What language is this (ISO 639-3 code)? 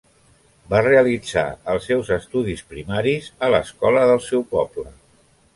cat